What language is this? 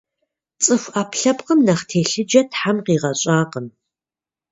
Kabardian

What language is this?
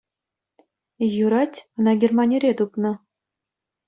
Chuvash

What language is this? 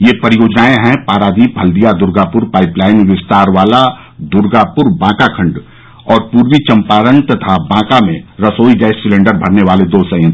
Hindi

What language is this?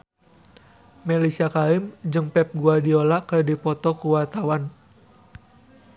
Sundanese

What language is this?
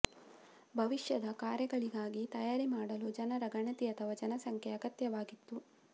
Kannada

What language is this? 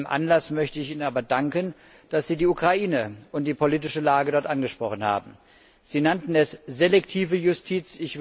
German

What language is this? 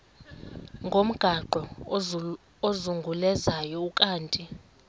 Xhosa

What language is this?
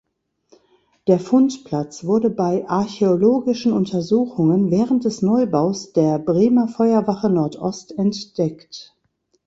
German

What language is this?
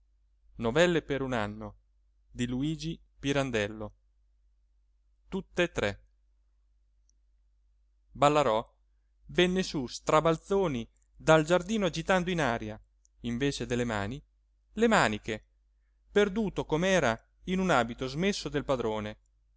Italian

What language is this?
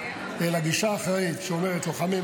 Hebrew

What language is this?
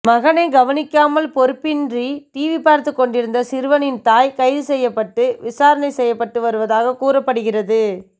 Tamil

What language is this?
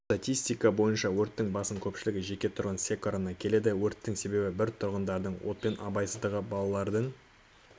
Kazakh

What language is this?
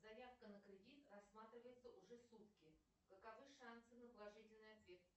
Russian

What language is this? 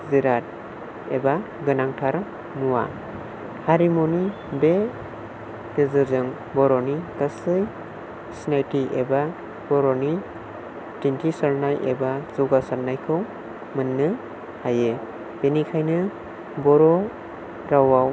Bodo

